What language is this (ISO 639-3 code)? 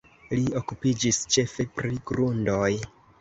epo